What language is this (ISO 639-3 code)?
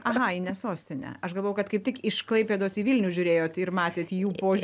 lit